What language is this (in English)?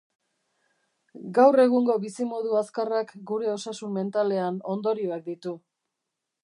Basque